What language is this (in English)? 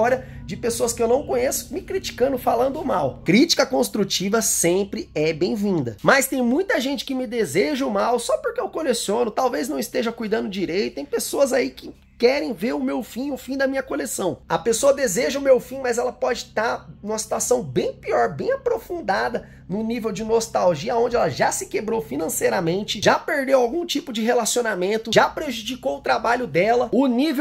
Portuguese